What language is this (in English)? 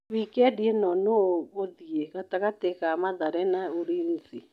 Kikuyu